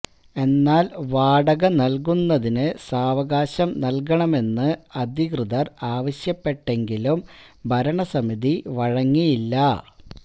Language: Malayalam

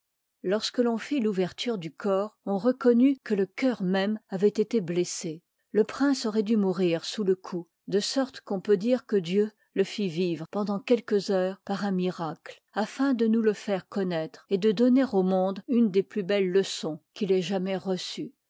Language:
French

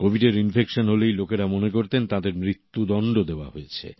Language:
Bangla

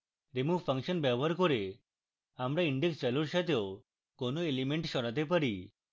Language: Bangla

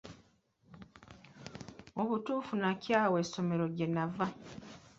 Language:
Ganda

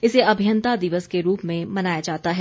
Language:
Hindi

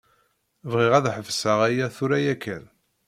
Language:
Kabyle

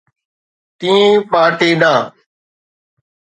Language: Sindhi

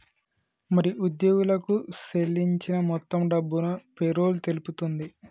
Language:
Telugu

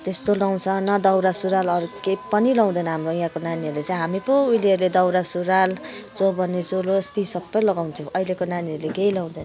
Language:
Nepali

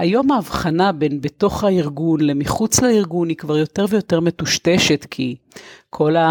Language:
Hebrew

